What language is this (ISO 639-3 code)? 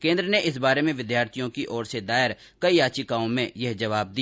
hin